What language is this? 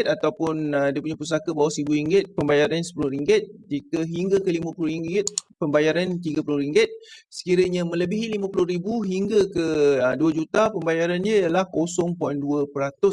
Malay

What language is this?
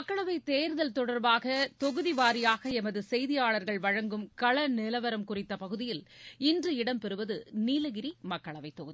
Tamil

